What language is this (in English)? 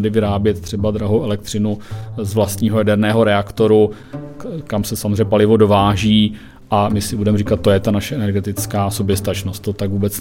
Czech